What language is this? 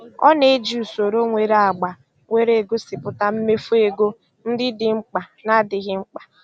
Igbo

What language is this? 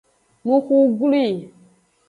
Aja (Benin)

